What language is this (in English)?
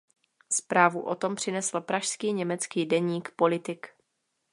Czech